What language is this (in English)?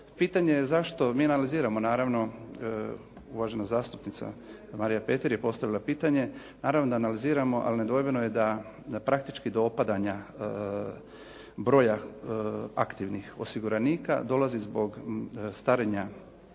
Croatian